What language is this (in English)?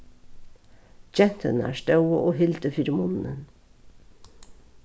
Faroese